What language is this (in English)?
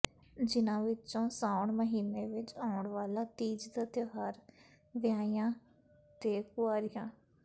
Punjabi